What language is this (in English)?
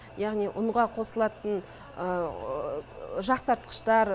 Kazakh